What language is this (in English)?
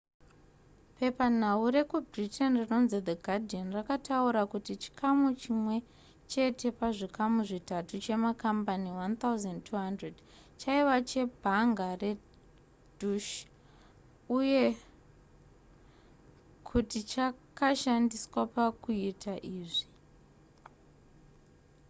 Shona